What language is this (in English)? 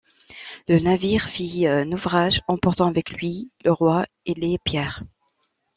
French